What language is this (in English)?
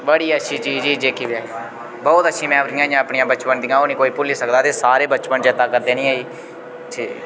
Dogri